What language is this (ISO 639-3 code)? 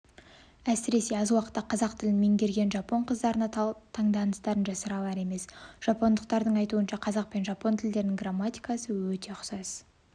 kaz